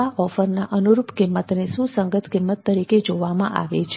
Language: Gujarati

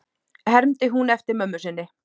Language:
Icelandic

